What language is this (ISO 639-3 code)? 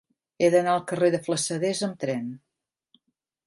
cat